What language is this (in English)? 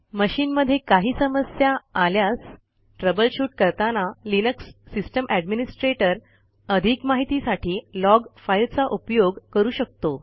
Marathi